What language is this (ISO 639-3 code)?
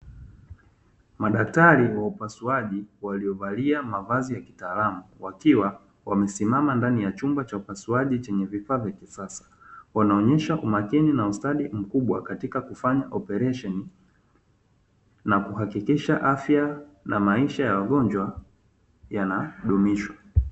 swa